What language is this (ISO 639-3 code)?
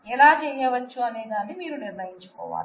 tel